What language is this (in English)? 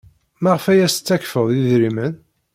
Kabyle